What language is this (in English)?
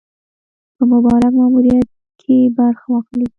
Pashto